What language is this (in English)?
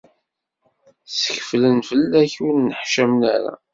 Kabyle